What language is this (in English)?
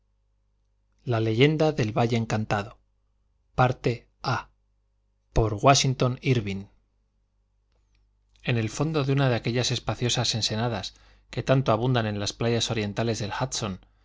Spanish